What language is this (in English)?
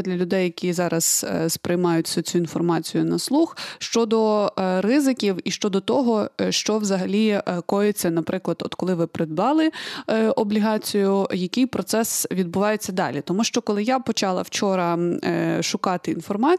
Ukrainian